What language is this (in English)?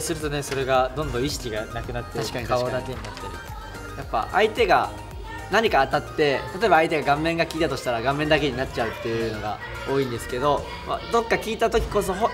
Japanese